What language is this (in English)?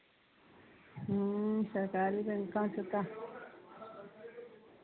Punjabi